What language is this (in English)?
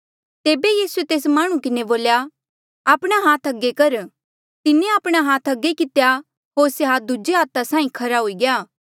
Mandeali